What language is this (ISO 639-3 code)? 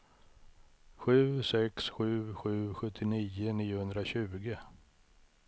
swe